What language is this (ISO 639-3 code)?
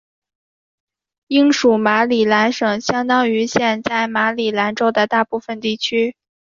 zho